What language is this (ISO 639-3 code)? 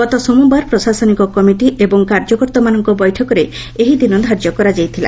ori